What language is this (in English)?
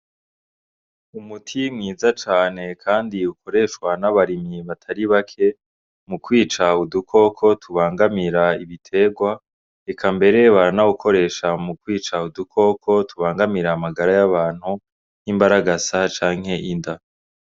Rundi